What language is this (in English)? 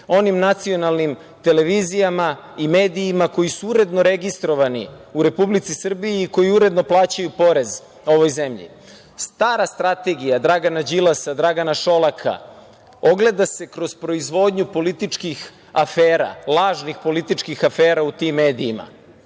Serbian